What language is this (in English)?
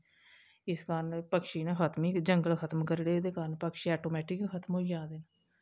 Dogri